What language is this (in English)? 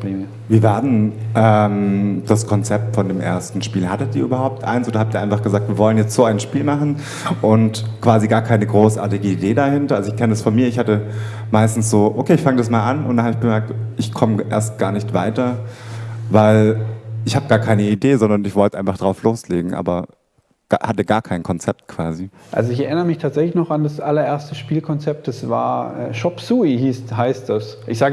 German